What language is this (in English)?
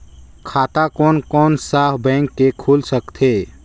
Chhattisgarhi